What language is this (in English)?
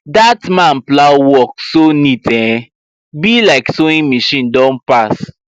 Nigerian Pidgin